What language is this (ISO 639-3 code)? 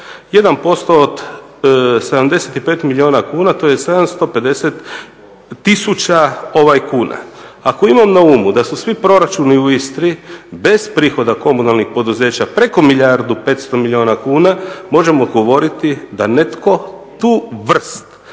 hrv